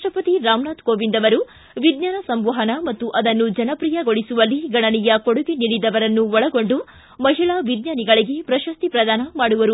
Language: Kannada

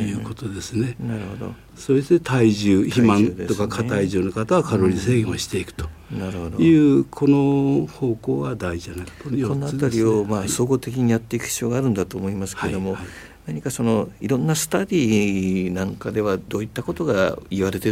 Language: Japanese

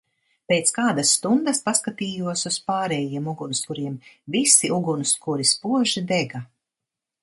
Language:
Latvian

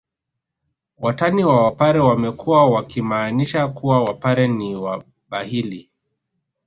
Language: Swahili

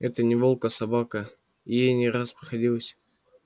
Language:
Russian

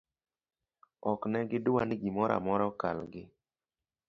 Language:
Luo (Kenya and Tanzania)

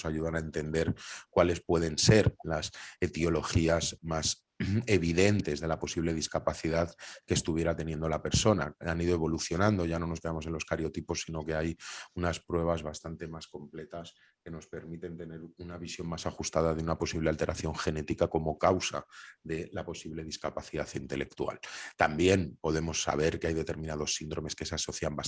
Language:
Spanish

